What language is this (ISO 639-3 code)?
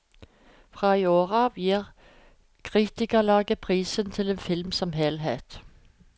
nor